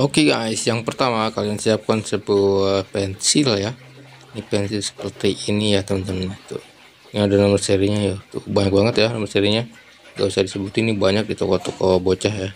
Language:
Indonesian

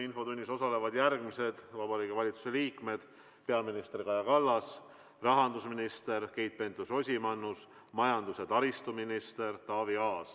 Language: Estonian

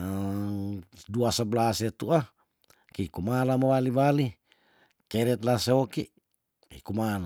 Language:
Tondano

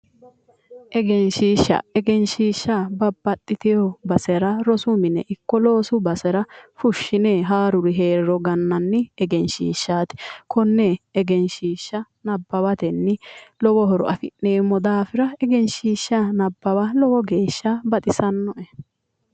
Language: Sidamo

